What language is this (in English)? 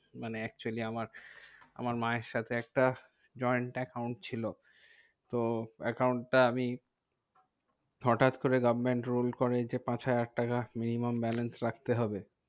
Bangla